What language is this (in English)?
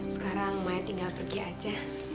Indonesian